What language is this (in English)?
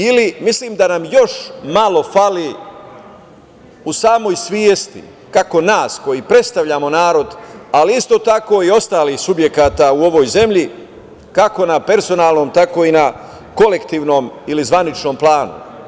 Serbian